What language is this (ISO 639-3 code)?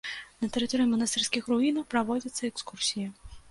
bel